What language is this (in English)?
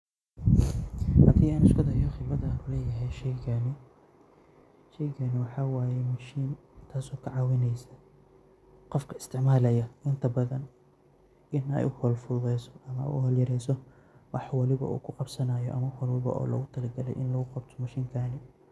Somali